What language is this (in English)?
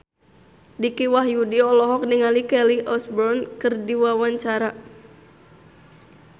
Sundanese